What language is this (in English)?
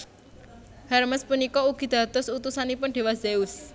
Javanese